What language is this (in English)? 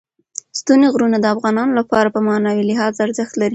Pashto